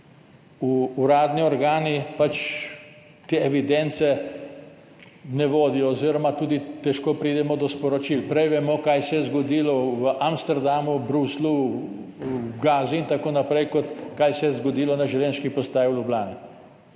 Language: Slovenian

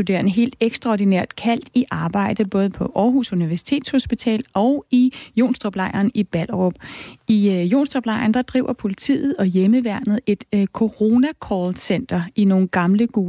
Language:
Danish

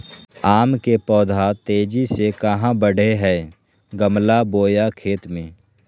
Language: Magahi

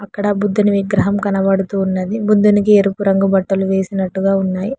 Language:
Telugu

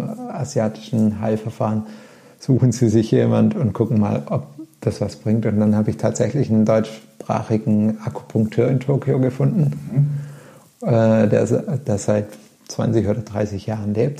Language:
German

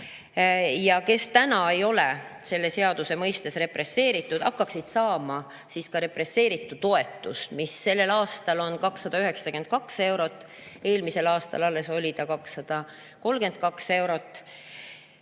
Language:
Estonian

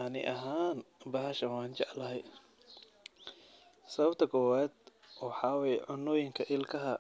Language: Somali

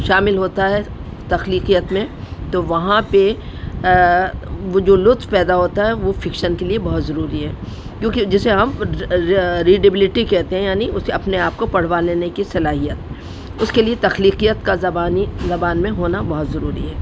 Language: Urdu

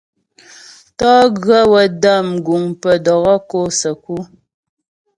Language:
Ghomala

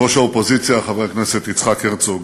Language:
Hebrew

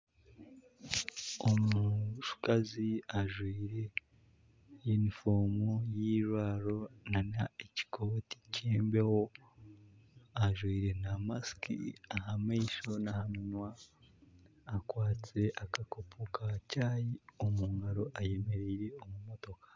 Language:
Nyankole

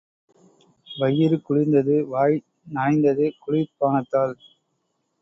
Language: Tamil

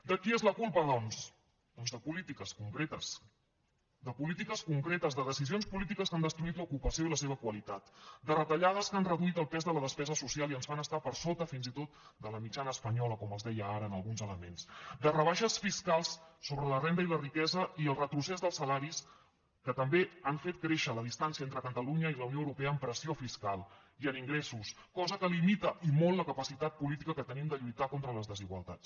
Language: Catalan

